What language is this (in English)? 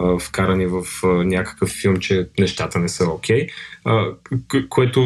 Bulgarian